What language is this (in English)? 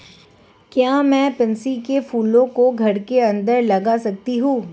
Hindi